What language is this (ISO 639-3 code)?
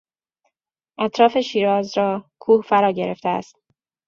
fas